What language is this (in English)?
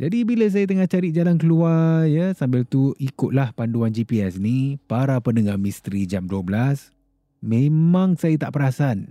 Malay